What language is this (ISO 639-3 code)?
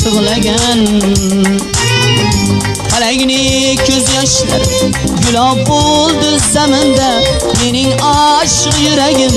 ara